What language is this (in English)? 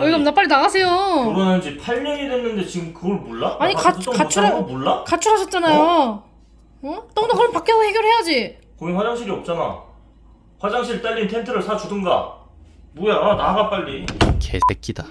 Korean